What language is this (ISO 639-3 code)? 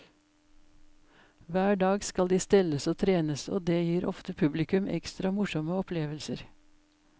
nor